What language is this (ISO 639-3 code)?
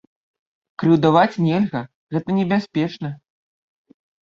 bel